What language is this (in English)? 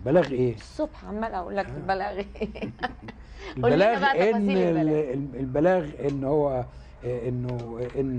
Arabic